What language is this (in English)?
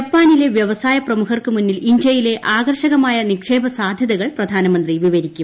Malayalam